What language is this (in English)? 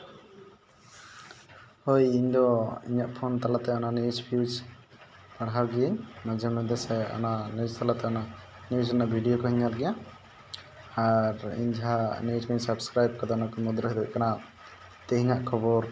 Santali